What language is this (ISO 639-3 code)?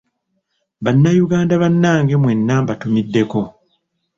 lug